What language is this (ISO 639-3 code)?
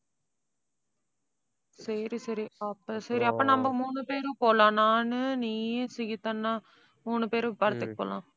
tam